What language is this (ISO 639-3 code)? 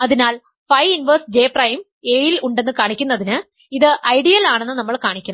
mal